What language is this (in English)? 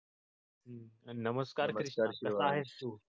Marathi